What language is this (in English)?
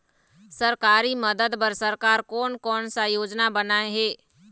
Chhattisgarhi